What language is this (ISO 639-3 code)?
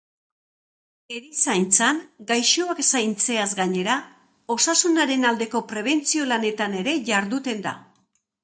eus